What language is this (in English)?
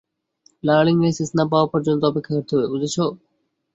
Bangla